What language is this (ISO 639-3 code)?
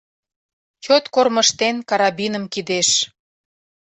chm